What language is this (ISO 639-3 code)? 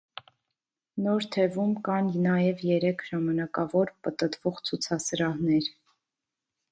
hye